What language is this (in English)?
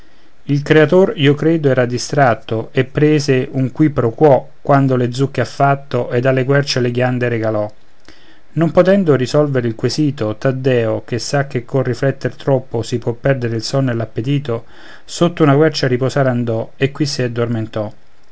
Italian